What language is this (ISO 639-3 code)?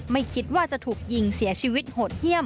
tha